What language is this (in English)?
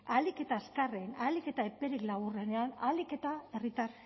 Basque